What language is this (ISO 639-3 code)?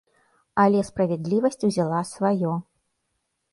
bel